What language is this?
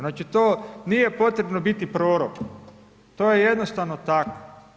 Croatian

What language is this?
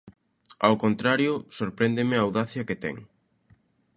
Galician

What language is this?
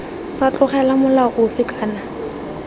Tswana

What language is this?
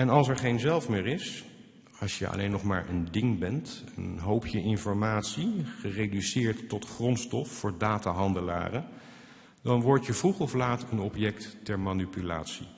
Dutch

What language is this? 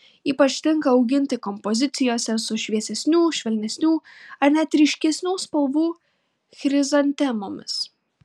Lithuanian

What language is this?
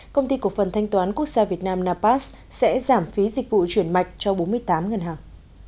Vietnamese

